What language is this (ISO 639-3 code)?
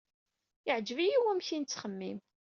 kab